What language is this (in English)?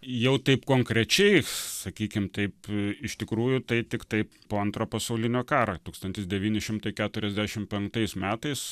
Lithuanian